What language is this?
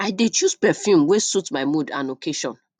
Nigerian Pidgin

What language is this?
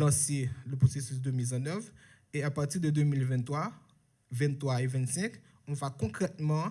French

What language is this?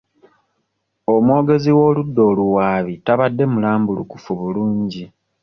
Ganda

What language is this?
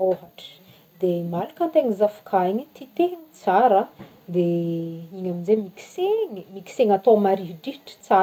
Northern Betsimisaraka Malagasy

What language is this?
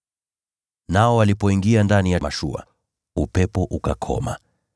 Swahili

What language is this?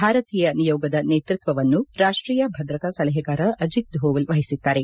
Kannada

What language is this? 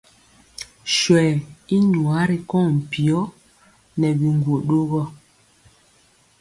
Mpiemo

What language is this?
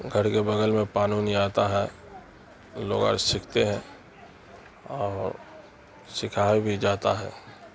Urdu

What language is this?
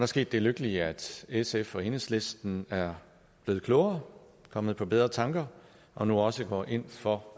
Danish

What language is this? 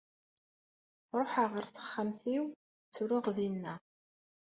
Kabyle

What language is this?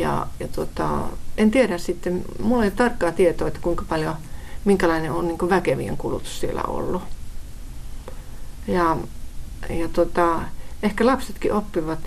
Finnish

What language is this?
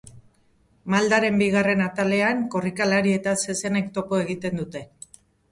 Basque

